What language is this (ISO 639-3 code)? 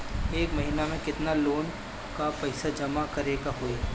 bho